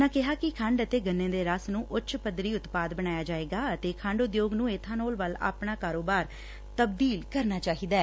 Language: Punjabi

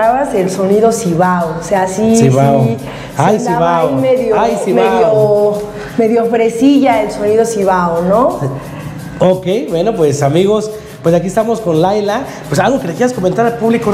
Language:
Spanish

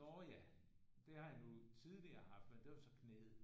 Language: Danish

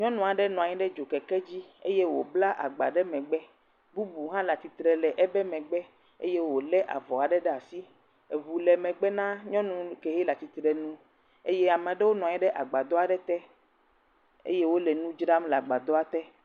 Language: Ewe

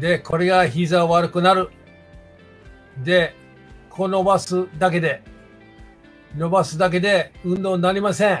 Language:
Japanese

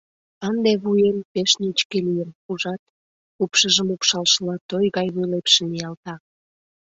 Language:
Mari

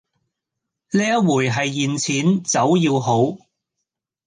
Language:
Cantonese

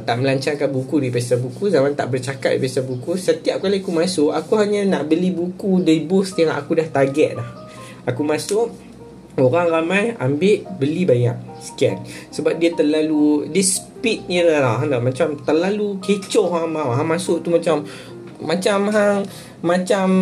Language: Malay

